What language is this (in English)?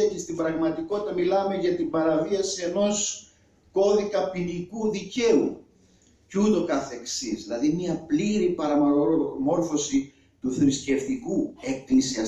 Greek